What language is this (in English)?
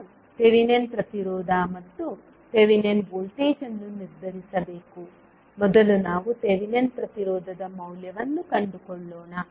Kannada